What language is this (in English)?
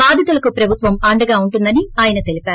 Telugu